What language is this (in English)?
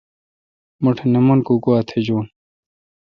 Kalkoti